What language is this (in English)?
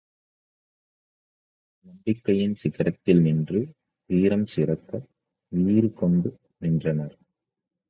Tamil